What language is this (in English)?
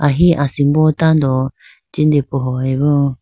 Idu-Mishmi